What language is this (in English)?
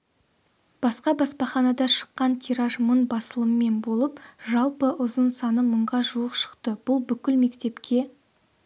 Kazakh